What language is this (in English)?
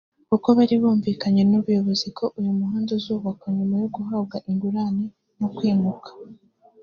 Kinyarwanda